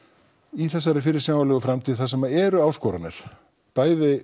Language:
Icelandic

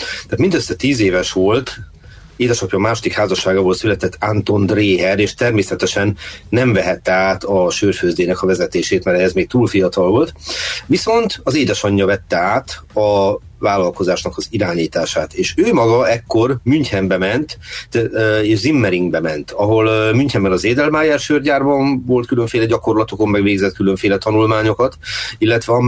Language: Hungarian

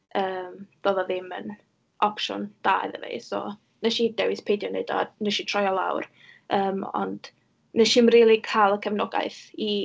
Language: Welsh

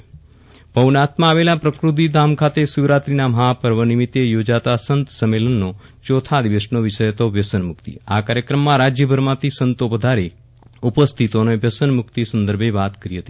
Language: Gujarati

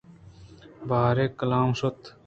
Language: Eastern Balochi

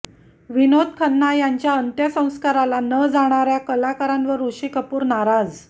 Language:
Marathi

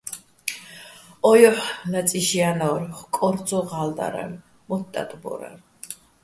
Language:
Bats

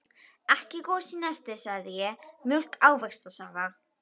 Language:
Icelandic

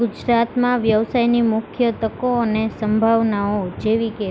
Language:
Gujarati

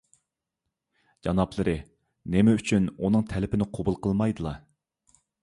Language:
Uyghur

